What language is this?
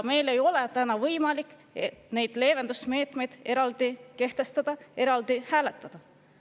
Estonian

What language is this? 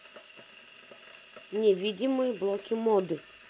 Russian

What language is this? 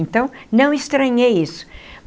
Portuguese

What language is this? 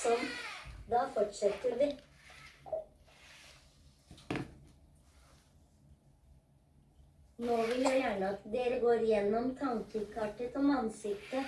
Norwegian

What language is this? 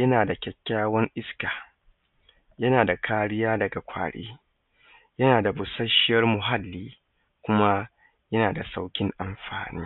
Hausa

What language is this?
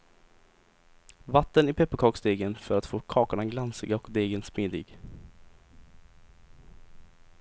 Swedish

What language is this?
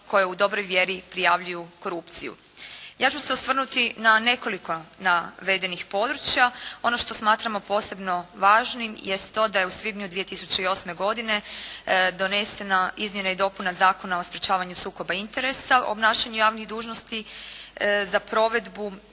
Croatian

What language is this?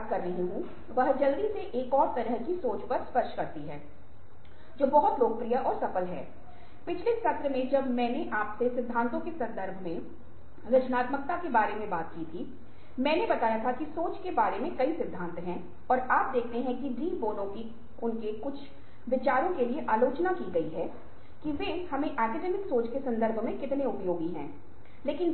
Hindi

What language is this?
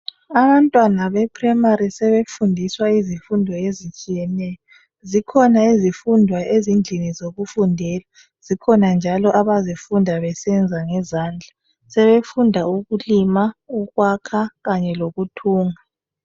North Ndebele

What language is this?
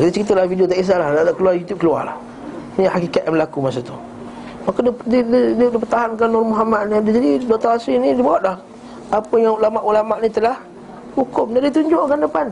Malay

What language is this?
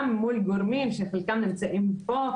Hebrew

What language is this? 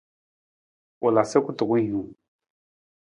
Nawdm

